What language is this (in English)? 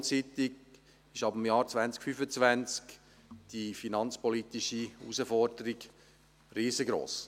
Swiss German